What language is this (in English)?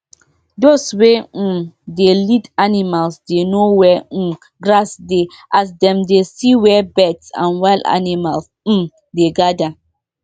Nigerian Pidgin